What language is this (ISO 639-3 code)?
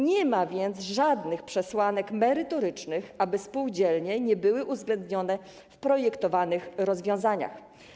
pol